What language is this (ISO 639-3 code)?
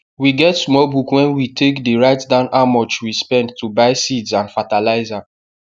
pcm